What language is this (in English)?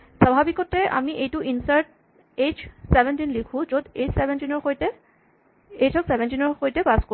Assamese